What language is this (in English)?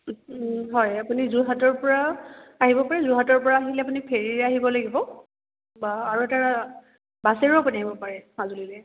Assamese